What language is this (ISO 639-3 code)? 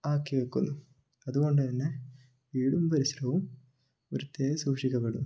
mal